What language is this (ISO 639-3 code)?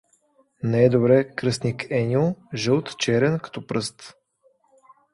bul